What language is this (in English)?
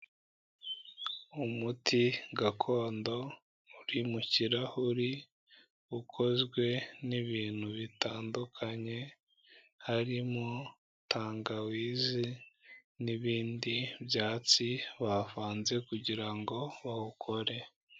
Kinyarwanda